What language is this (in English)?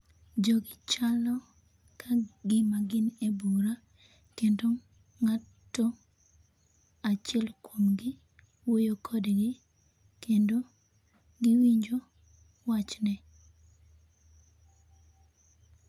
Luo (Kenya and Tanzania)